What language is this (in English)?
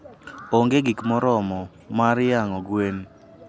Luo (Kenya and Tanzania)